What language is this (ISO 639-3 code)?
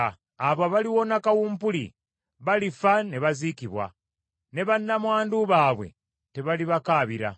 lug